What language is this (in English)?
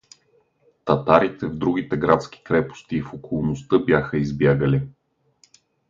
Bulgarian